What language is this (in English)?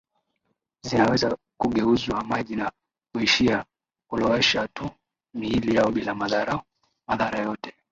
Swahili